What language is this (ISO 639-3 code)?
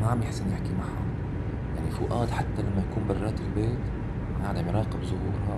ara